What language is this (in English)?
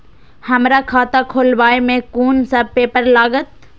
Maithili